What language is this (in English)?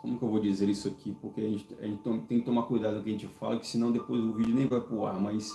Portuguese